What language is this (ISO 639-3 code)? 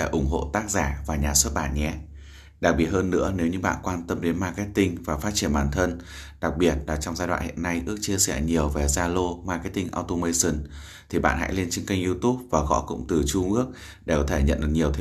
vie